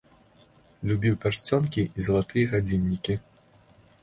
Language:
Belarusian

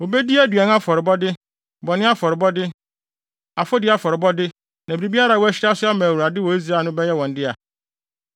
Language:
Akan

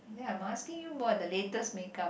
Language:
English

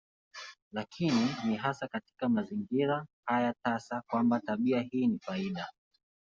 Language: Swahili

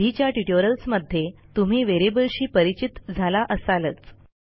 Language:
Marathi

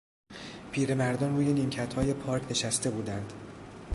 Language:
Persian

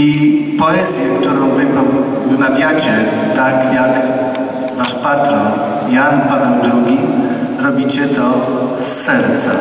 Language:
Polish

